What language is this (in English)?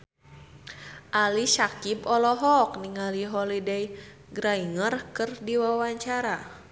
Sundanese